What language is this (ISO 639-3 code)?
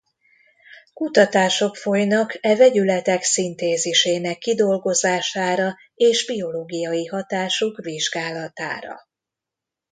hun